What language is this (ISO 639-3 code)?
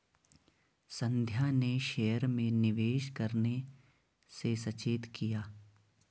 hin